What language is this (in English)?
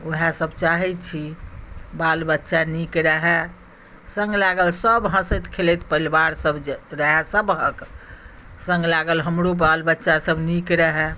Maithili